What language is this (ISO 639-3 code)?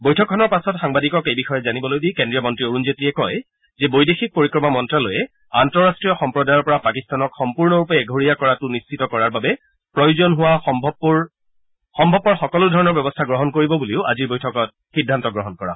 asm